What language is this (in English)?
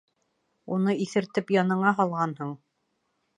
Bashkir